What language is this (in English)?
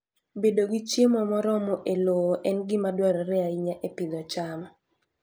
Luo (Kenya and Tanzania)